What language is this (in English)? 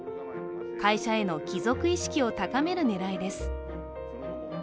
Japanese